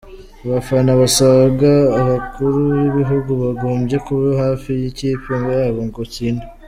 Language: Kinyarwanda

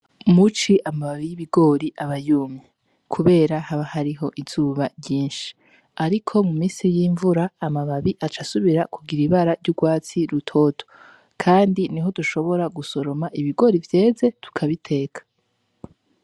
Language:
Rundi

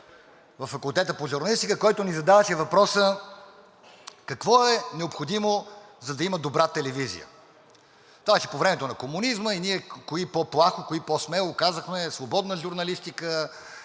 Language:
Bulgarian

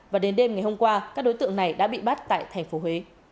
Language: Vietnamese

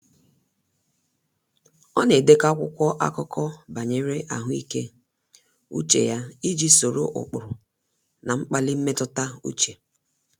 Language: Igbo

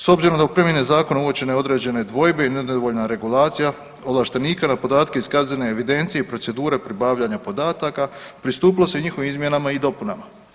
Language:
Croatian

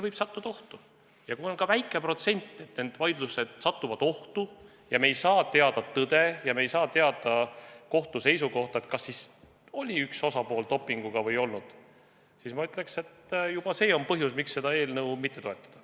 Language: Estonian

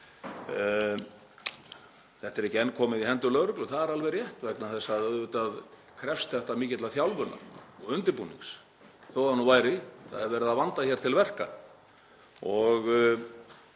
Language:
Icelandic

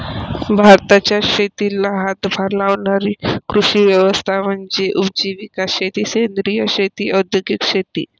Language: Marathi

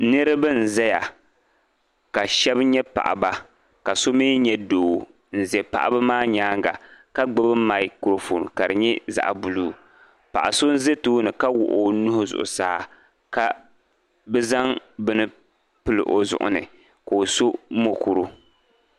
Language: Dagbani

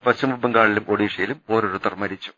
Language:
Malayalam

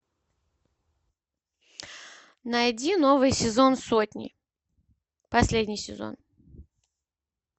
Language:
Russian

